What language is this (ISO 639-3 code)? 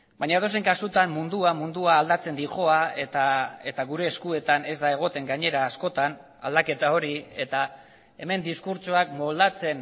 eus